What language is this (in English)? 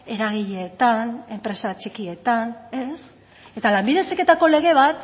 Basque